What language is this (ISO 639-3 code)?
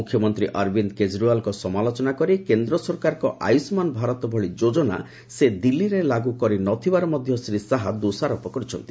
ori